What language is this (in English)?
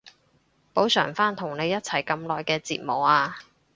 Cantonese